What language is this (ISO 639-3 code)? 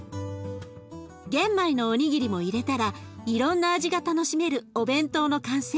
jpn